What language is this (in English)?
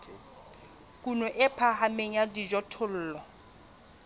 Southern Sotho